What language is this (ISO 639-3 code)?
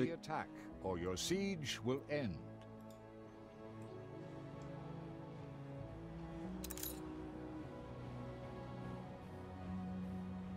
pol